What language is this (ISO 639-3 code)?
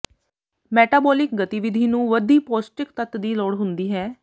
pan